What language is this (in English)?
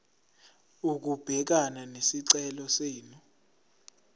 Zulu